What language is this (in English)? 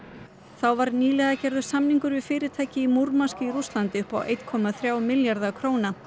Icelandic